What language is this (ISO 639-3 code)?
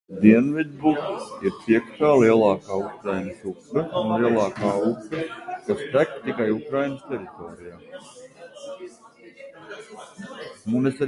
lav